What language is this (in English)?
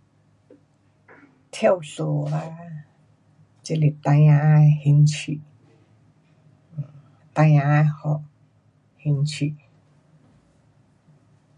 Pu-Xian Chinese